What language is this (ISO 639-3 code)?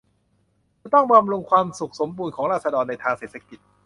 tha